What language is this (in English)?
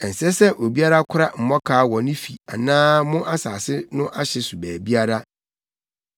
Akan